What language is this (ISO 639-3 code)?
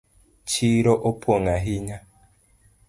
luo